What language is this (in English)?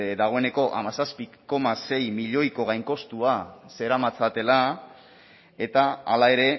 Basque